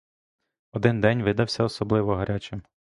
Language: Ukrainian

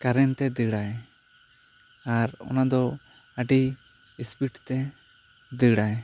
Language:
Santali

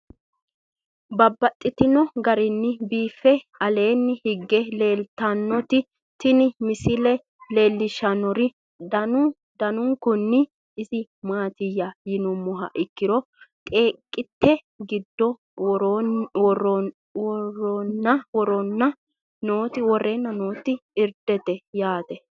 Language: Sidamo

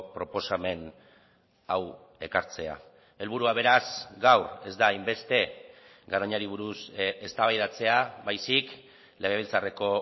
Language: Basque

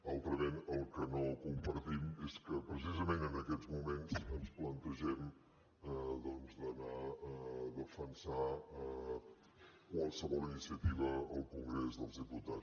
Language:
Catalan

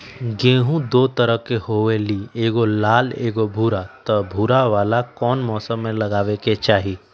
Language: Magahi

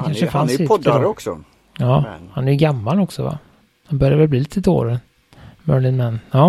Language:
Swedish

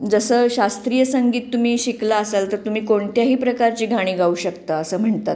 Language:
Marathi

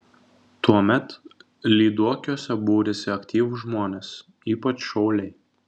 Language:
Lithuanian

